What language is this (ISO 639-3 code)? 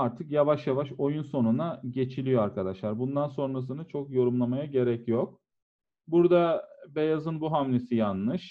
tur